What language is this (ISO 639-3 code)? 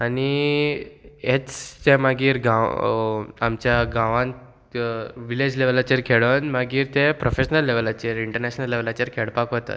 kok